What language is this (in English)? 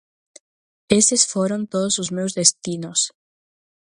Galician